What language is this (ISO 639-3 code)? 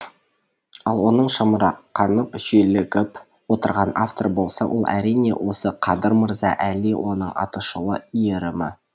kaz